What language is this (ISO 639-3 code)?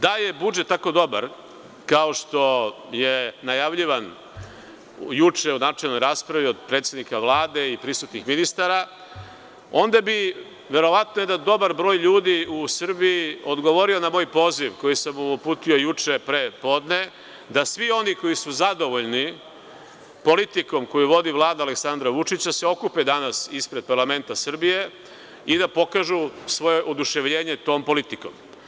srp